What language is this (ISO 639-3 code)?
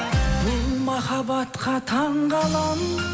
kaz